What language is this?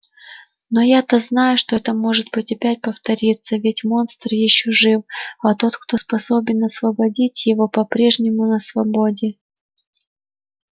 Russian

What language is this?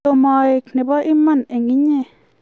Kalenjin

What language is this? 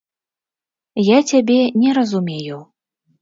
Belarusian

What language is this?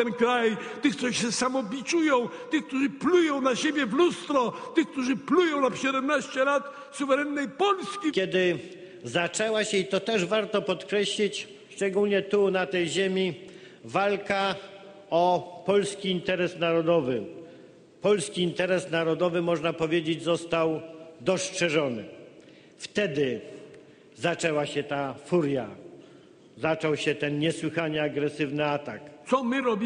Polish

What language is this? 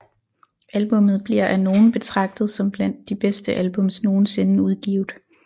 Danish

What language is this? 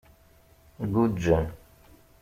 Kabyle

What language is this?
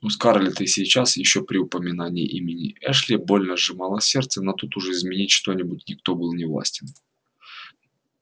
Russian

